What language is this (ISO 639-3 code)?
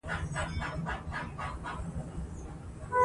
pus